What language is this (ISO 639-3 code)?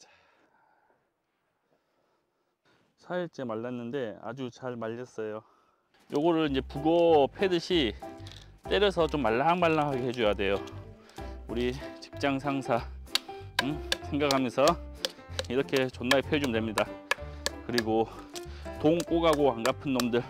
kor